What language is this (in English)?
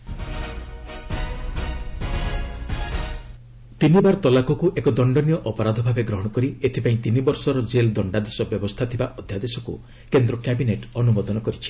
Odia